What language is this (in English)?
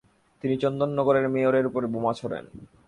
Bangla